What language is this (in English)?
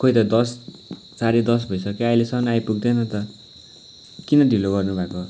Nepali